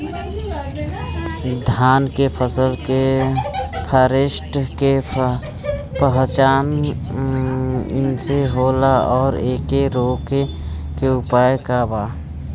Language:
Bhojpuri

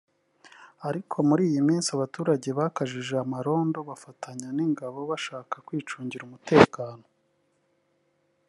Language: Kinyarwanda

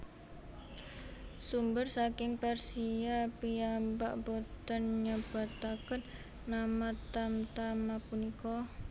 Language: Javanese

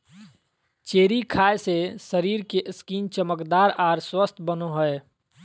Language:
Magahi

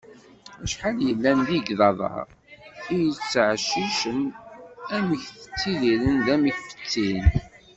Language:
Kabyle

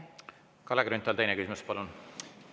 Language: Estonian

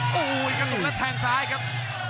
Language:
Thai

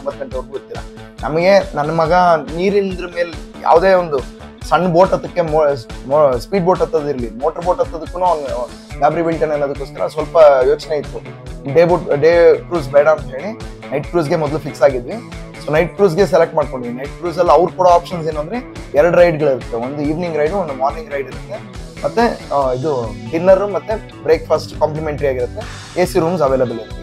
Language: Kannada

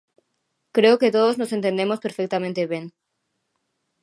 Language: Galician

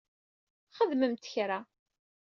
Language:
Kabyle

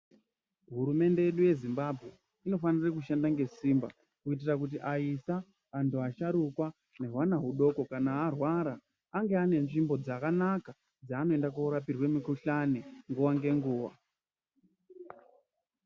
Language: Ndau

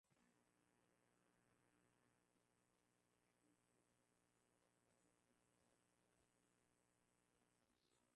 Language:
Swahili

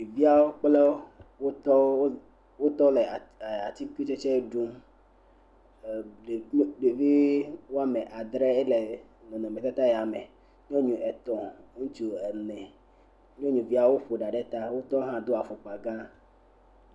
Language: Ewe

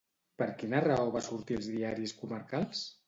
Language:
Catalan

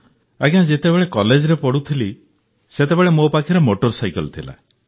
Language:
Odia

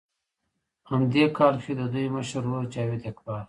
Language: Pashto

